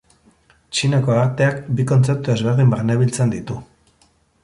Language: Basque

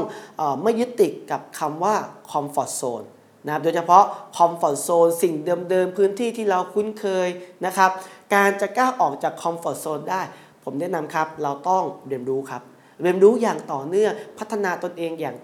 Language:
Thai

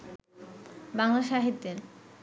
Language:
Bangla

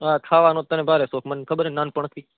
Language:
Gujarati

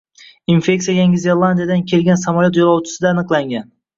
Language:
Uzbek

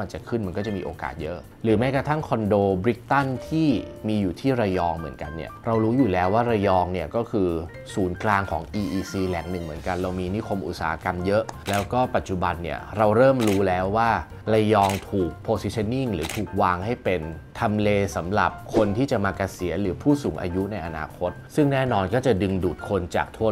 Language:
Thai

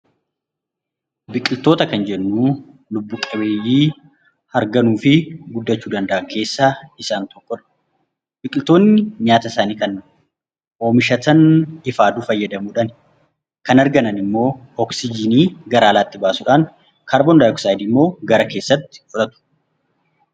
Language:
Oromo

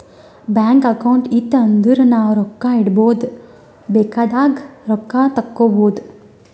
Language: Kannada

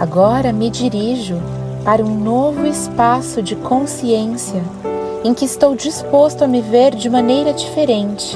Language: Portuguese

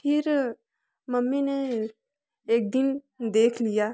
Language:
Hindi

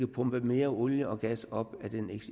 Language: Danish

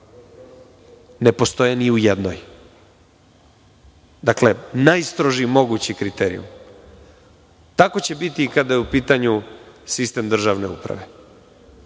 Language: Serbian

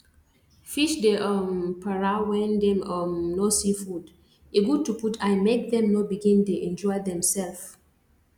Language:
Nigerian Pidgin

